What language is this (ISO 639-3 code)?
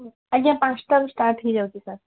ori